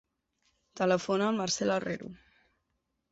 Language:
Catalan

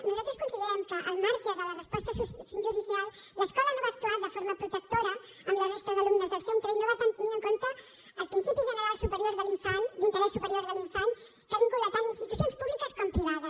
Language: Catalan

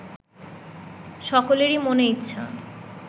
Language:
Bangla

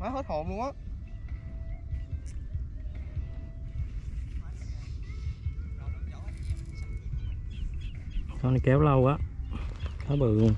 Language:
Vietnamese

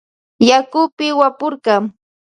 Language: Loja Highland Quichua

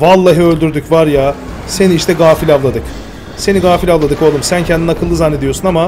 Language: Turkish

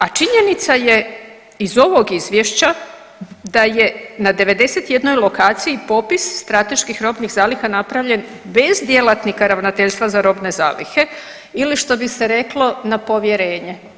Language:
Croatian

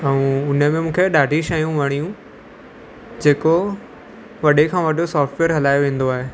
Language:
Sindhi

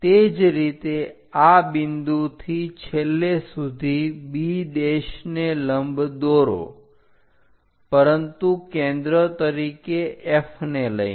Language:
Gujarati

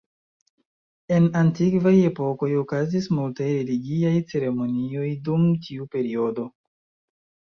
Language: Esperanto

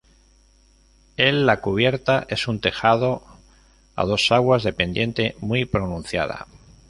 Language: Spanish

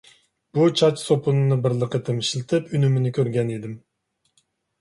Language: Uyghur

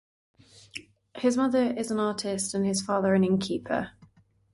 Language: English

